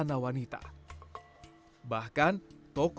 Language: Indonesian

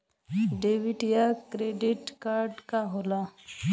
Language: Bhojpuri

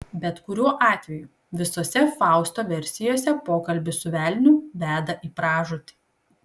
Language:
Lithuanian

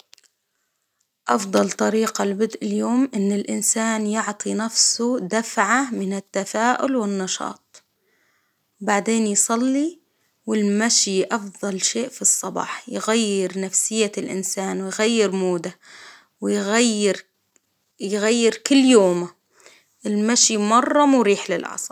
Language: Hijazi Arabic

